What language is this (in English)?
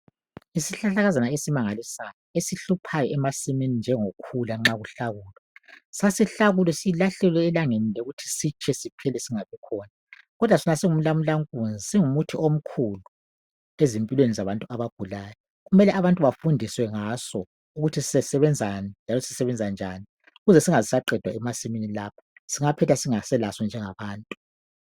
North Ndebele